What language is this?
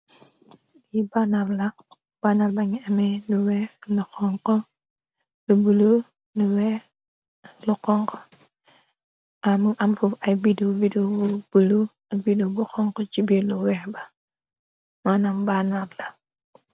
Wolof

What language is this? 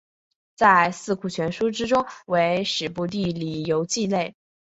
Chinese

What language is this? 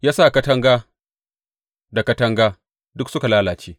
Hausa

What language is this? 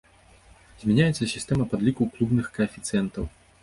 Belarusian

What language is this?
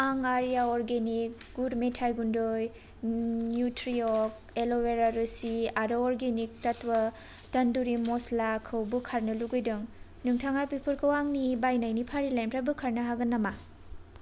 Bodo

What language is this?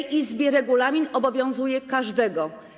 Polish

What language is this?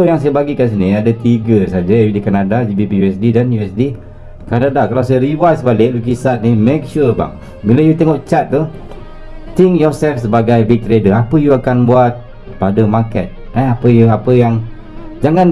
Malay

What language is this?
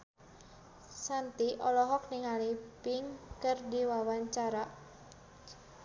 Sundanese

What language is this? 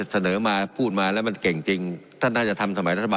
Thai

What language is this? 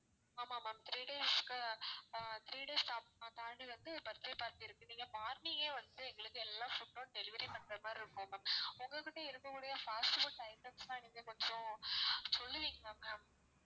Tamil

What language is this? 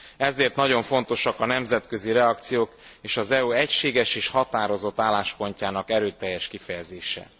Hungarian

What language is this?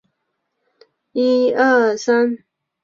Chinese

